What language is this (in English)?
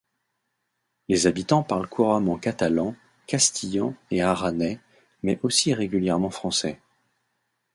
French